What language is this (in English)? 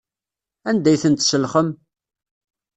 Kabyle